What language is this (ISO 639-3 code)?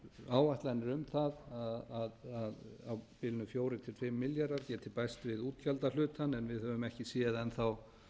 isl